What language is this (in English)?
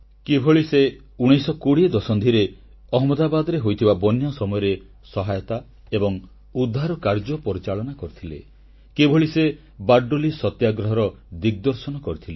Odia